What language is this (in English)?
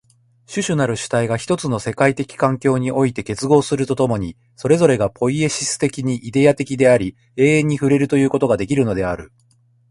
Japanese